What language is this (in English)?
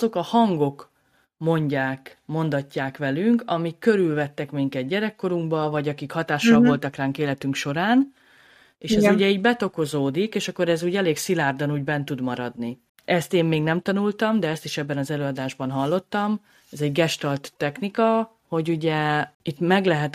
Hungarian